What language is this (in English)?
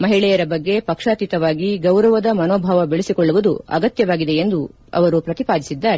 Kannada